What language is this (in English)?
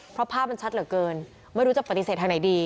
Thai